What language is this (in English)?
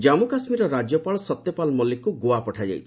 Odia